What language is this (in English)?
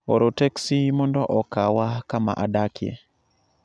Luo (Kenya and Tanzania)